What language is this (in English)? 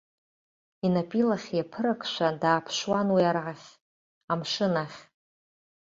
Abkhazian